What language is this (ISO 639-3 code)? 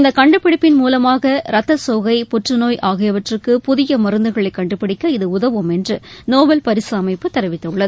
tam